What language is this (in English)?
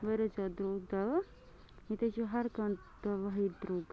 Kashmiri